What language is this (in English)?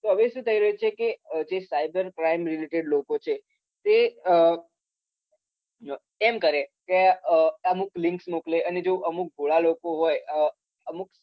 Gujarati